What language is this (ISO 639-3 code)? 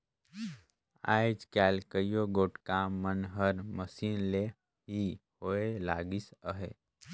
hne